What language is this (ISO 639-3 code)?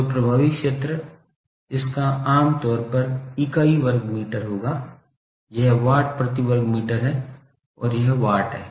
hin